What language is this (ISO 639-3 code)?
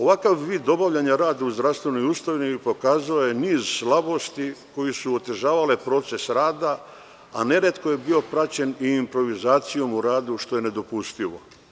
srp